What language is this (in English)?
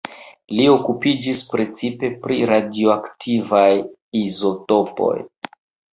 Esperanto